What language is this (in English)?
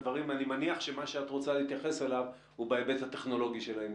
Hebrew